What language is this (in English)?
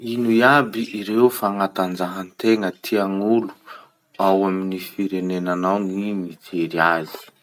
Masikoro Malagasy